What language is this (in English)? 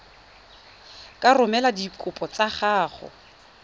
Tswana